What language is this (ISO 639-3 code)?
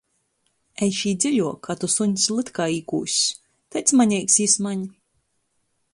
ltg